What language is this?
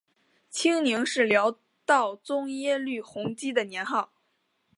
Chinese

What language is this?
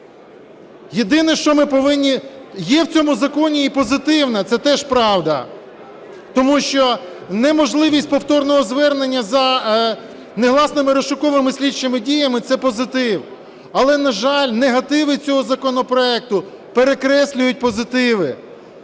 Ukrainian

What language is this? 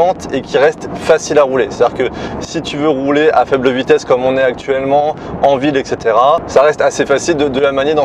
French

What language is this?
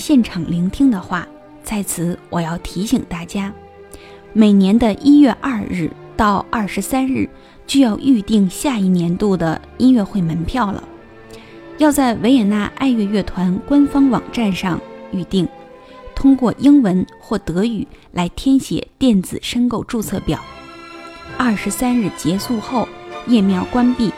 Chinese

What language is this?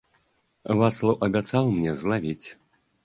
Belarusian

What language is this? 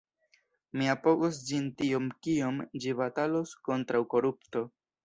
Esperanto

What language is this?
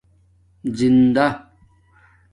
Domaaki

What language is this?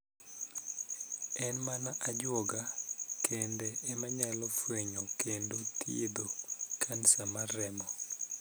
Luo (Kenya and Tanzania)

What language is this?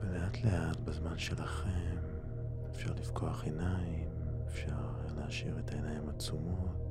Hebrew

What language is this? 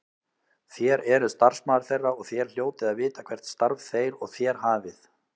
Icelandic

